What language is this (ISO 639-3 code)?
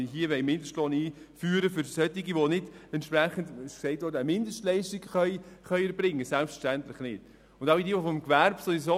gsw